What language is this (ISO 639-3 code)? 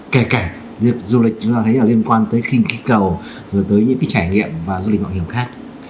vie